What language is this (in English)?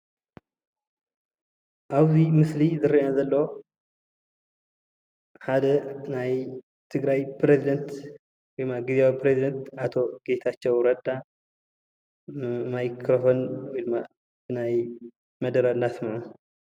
Tigrinya